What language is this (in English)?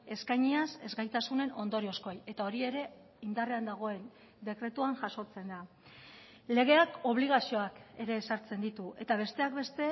Basque